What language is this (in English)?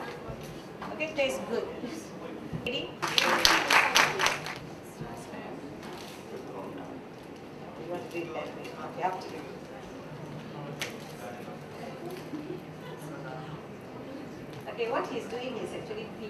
English